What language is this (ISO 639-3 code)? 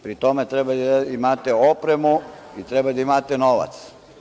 srp